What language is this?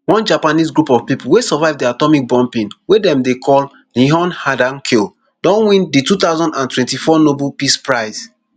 Nigerian Pidgin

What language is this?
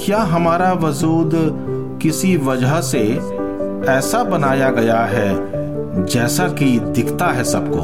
Hindi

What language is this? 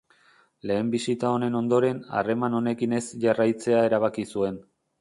Basque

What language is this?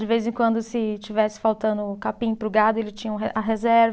Portuguese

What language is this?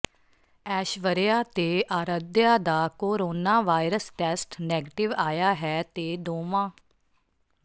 Punjabi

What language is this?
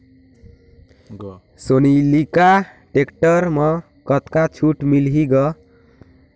Chhattisgarhi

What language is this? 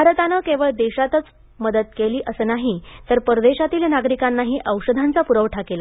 Marathi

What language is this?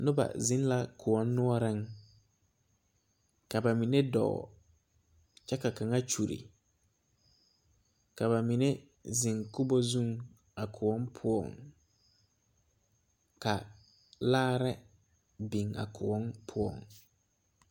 Southern Dagaare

